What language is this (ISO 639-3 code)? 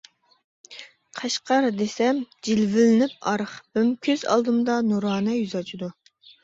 uig